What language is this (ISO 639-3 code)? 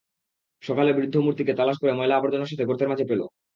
ben